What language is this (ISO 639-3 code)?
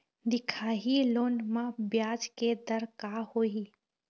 hne